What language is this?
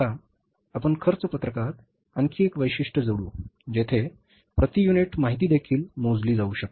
Marathi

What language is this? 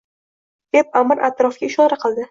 Uzbek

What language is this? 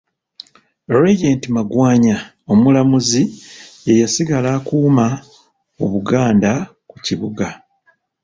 Ganda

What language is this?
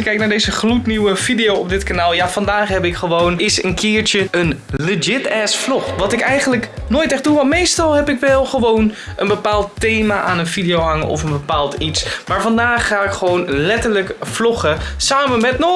Dutch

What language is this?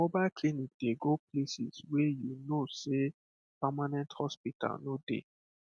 Nigerian Pidgin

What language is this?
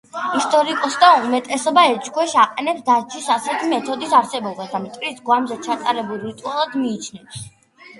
Georgian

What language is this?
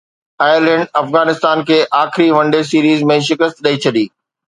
Sindhi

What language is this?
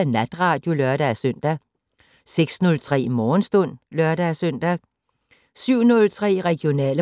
Danish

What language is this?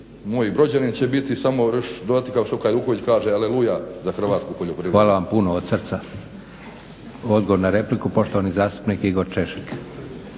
Croatian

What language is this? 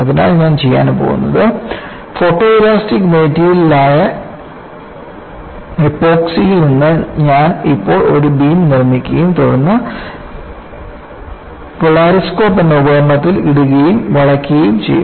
Malayalam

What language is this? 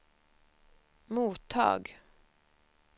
Swedish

